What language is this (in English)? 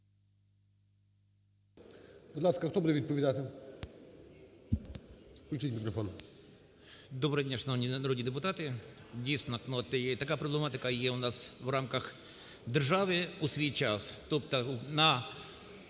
Ukrainian